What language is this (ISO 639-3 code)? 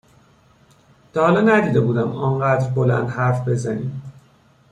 fas